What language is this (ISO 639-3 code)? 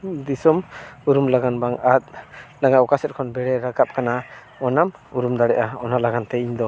sat